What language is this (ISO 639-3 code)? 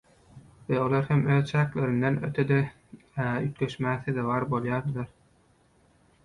tuk